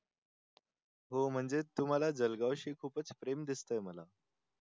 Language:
Marathi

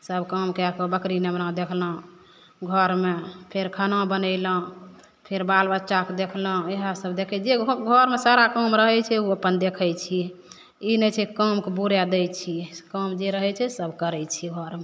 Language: Maithili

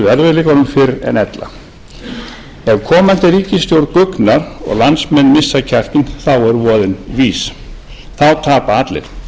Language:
Icelandic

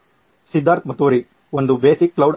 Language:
Kannada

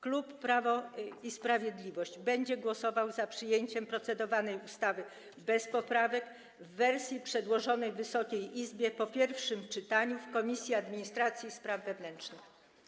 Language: Polish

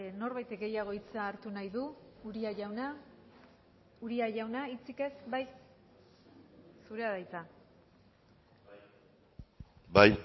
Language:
Basque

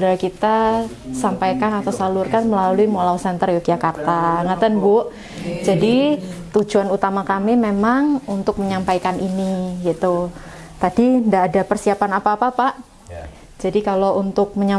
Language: Indonesian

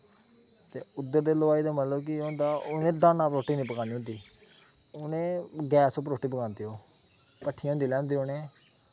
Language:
Dogri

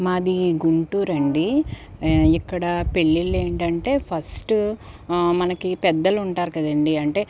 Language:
Telugu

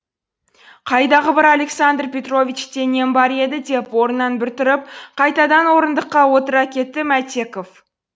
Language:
Kazakh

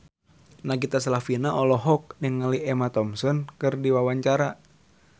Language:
Sundanese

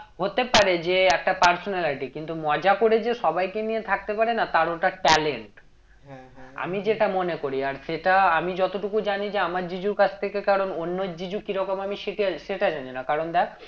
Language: Bangla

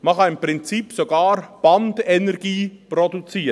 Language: Swiss German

